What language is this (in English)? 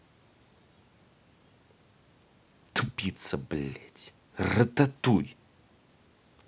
Russian